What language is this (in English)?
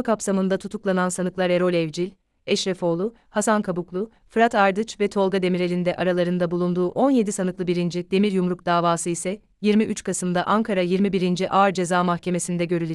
Turkish